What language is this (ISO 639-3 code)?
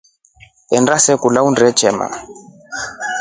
rof